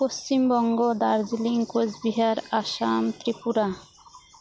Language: Santali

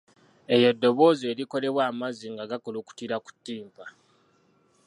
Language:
Ganda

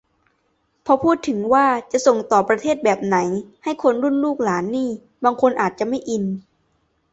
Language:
Thai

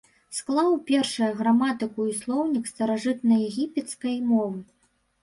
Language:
Belarusian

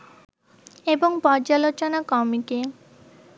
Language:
Bangla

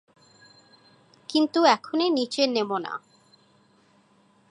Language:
Bangla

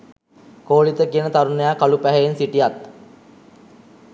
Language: Sinhala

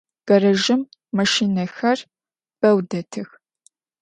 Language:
Adyghe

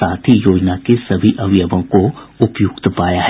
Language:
Hindi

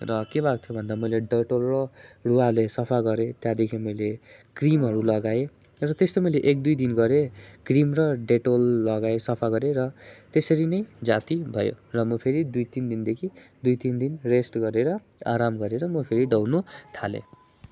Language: Nepali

